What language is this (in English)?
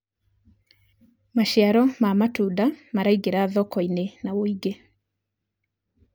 Kikuyu